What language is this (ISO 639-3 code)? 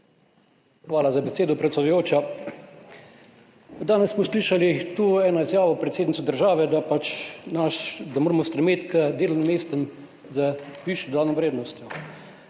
slv